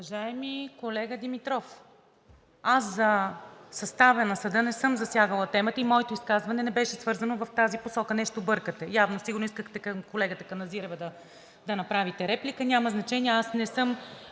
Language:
Bulgarian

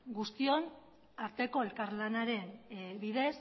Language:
Basque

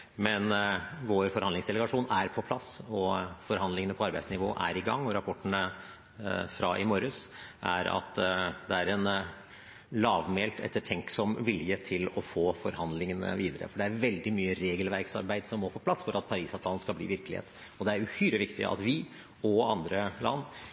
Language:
Norwegian Bokmål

